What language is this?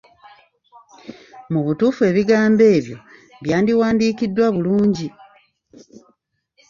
Ganda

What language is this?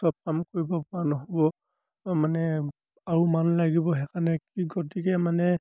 Assamese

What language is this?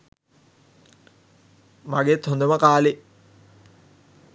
Sinhala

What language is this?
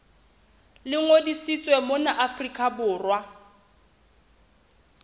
Southern Sotho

